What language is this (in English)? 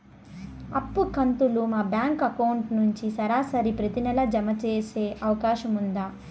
Telugu